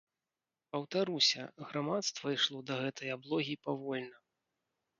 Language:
Belarusian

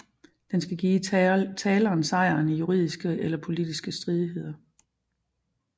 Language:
Danish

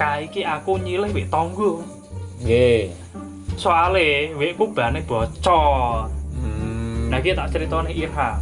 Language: Indonesian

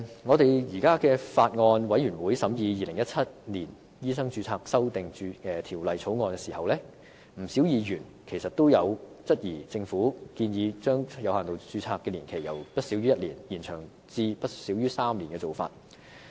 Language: Cantonese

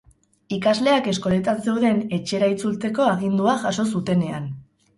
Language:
Basque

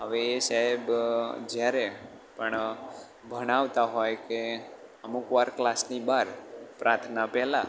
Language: Gujarati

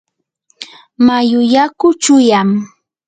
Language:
Yanahuanca Pasco Quechua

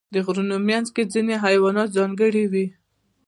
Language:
Pashto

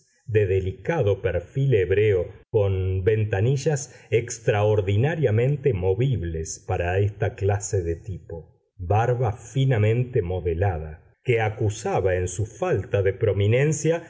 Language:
Spanish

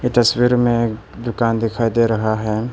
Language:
Hindi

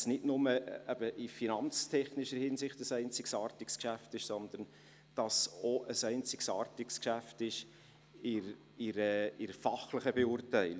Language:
Swiss German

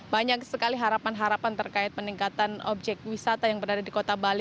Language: Indonesian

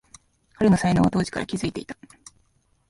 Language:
Japanese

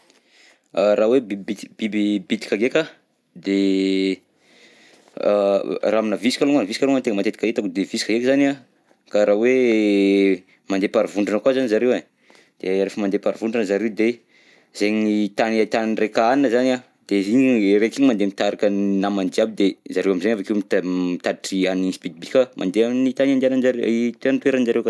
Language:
Southern Betsimisaraka Malagasy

